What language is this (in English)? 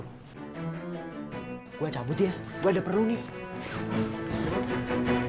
Indonesian